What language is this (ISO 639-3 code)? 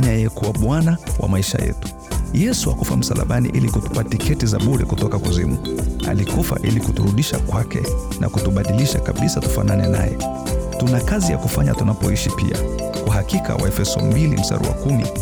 swa